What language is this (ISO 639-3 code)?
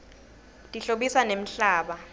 ssw